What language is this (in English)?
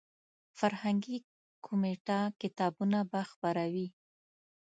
Pashto